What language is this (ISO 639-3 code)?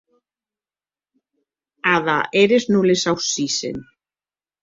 oci